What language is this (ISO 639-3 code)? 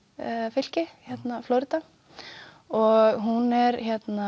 isl